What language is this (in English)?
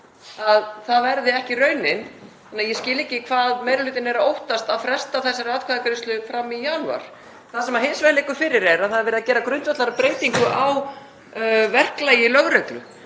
Icelandic